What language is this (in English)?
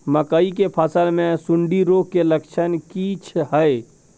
Maithili